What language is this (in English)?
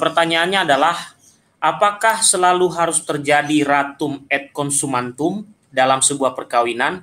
Indonesian